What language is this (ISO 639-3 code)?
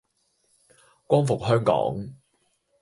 yue